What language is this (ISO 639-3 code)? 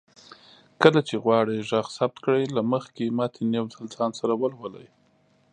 pus